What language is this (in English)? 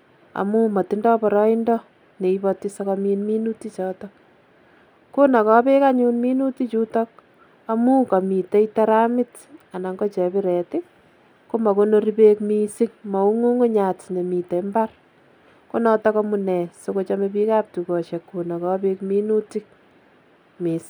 Kalenjin